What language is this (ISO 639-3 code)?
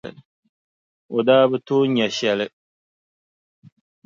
dag